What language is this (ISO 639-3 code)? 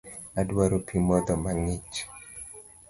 luo